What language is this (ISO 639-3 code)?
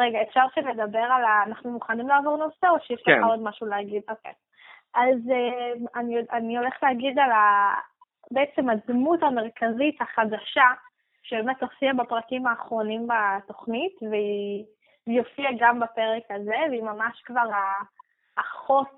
heb